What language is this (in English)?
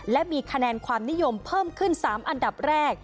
Thai